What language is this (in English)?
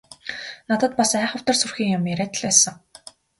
Mongolian